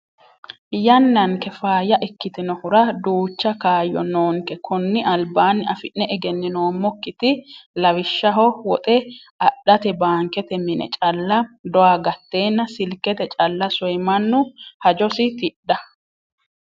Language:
Sidamo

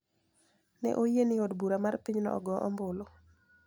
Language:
Luo (Kenya and Tanzania)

